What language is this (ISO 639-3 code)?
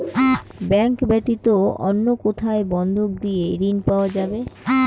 ben